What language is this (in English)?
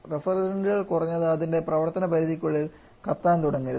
Malayalam